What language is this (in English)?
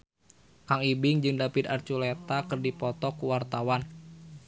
Sundanese